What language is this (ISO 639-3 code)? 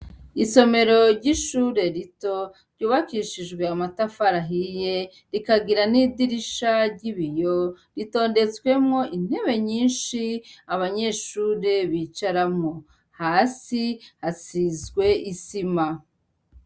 run